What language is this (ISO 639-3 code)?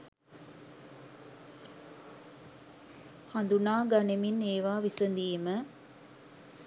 sin